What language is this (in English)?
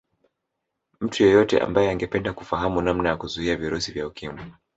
Swahili